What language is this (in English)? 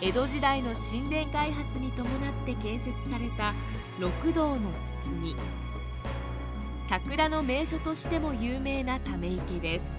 Japanese